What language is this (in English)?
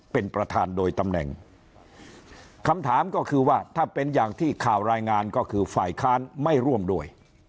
Thai